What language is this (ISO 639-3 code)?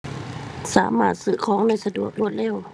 tha